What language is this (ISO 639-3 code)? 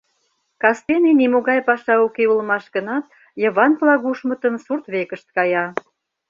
chm